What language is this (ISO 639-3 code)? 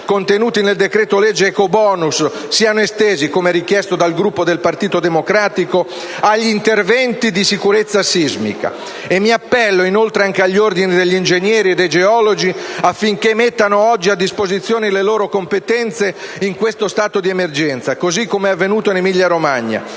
ita